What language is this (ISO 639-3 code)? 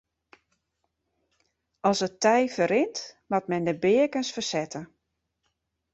fry